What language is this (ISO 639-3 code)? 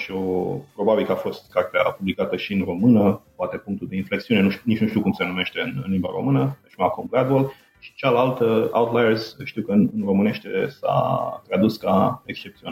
ron